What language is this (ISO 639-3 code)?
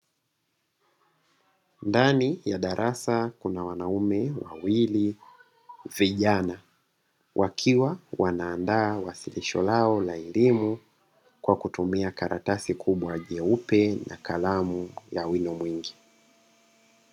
swa